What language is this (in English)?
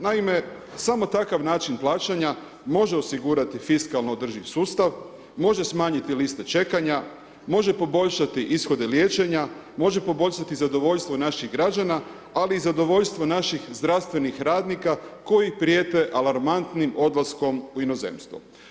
Croatian